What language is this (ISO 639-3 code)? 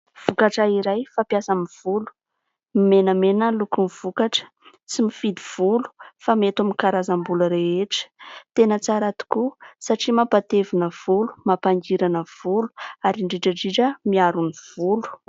mlg